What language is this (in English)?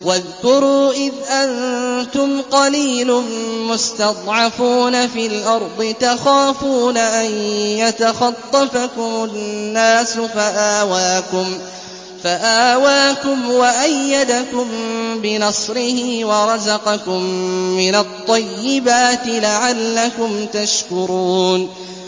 Arabic